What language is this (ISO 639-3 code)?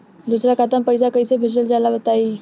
bho